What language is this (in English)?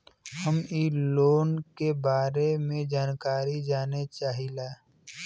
Bhojpuri